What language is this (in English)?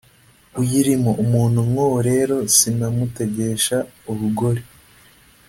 Kinyarwanda